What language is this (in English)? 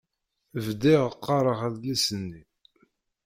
Kabyle